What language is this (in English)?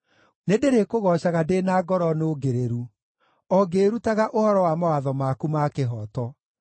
Kikuyu